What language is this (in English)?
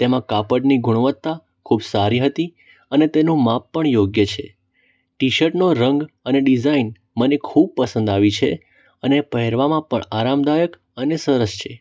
Gujarati